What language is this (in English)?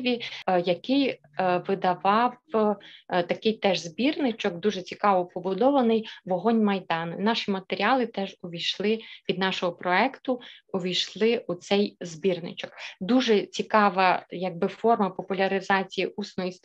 Ukrainian